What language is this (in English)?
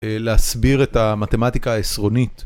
Hebrew